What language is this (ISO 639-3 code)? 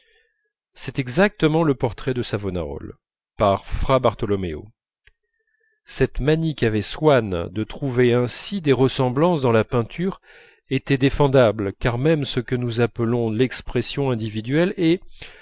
fra